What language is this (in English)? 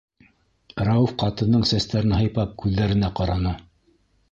Bashkir